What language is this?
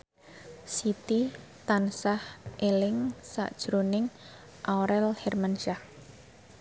Javanese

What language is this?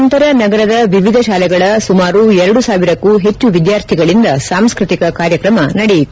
Kannada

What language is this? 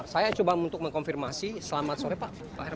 Indonesian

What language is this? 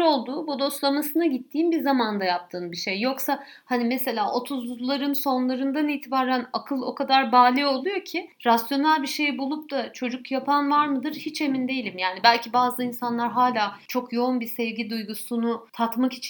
Turkish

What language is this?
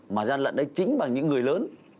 Vietnamese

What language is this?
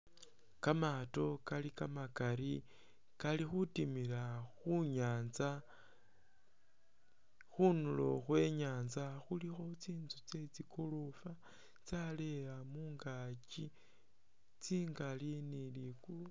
Masaaba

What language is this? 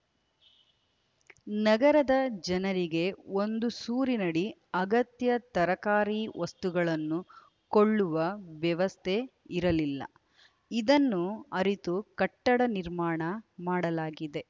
Kannada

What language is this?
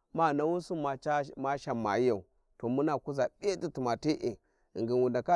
Warji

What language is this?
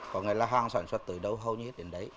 Vietnamese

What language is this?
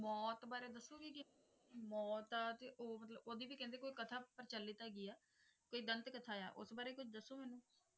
Punjabi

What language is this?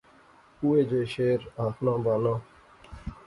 Pahari-Potwari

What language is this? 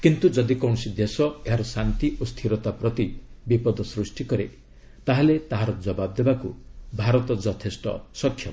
Odia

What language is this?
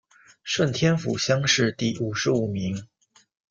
Chinese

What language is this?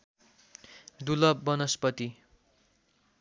Nepali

